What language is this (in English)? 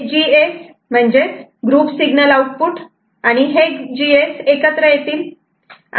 Marathi